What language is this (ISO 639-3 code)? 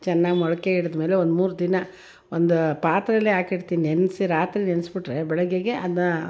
kan